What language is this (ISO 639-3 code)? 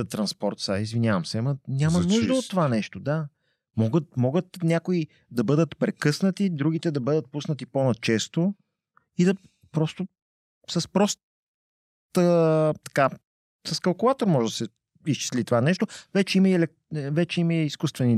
bul